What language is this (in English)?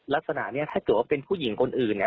Thai